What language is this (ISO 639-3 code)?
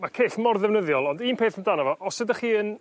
cym